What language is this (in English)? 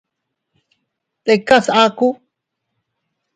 Teutila Cuicatec